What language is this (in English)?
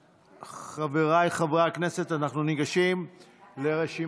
Hebrew